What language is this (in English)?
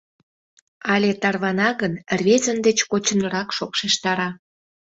Mari